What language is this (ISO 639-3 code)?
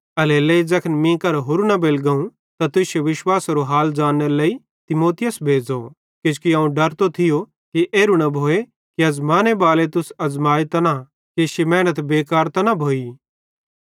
bhd